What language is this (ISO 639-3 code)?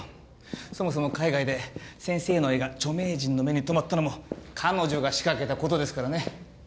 jpn